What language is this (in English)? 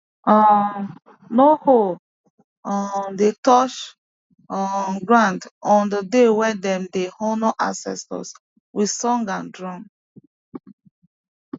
Nigerian Pidgin